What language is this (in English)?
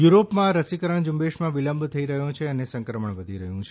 Gujarati